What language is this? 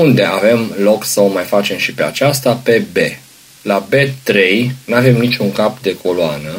Romanian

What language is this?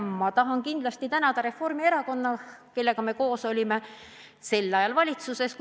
Estonian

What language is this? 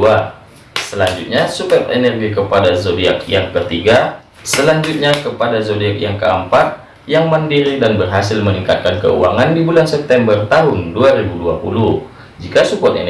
Indonesian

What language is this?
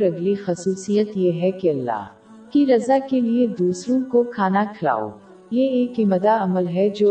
Urdu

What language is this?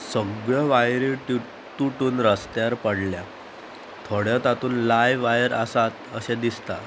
Konkani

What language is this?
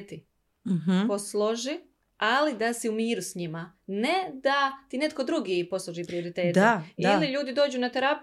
Croatian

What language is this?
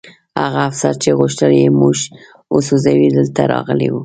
Pashto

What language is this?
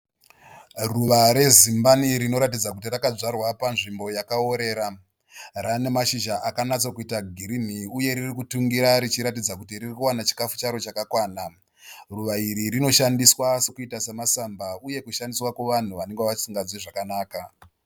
Shona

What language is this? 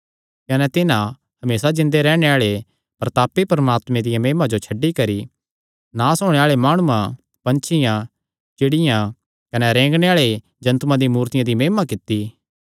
Kangri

